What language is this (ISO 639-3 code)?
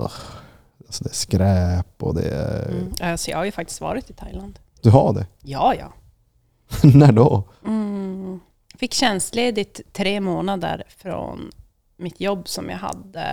swe